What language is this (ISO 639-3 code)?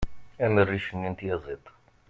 kab